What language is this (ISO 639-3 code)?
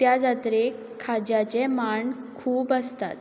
kok